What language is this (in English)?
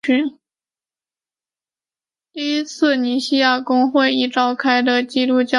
Chinese